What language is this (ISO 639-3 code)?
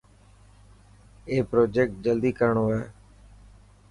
mki